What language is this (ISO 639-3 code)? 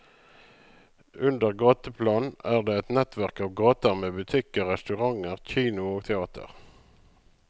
nor